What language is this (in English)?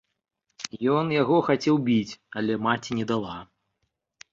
Belarusian